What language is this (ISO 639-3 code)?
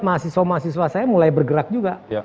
ind